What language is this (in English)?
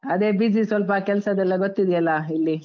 Kannada